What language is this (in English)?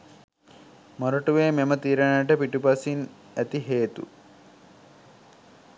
Sinhala